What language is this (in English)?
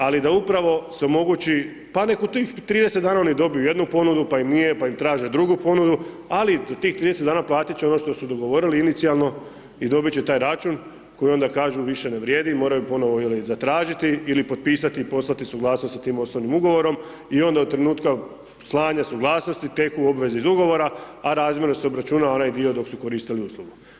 Croatian